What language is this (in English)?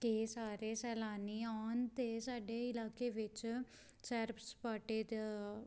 Punjabi